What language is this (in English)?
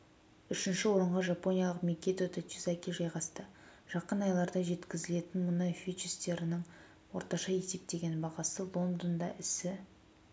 Kazakh